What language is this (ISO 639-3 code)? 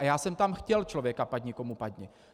ces